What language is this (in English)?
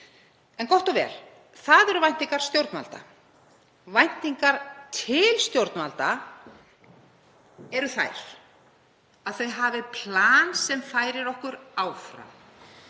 Icelandic